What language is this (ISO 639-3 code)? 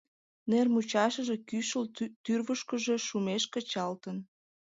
chm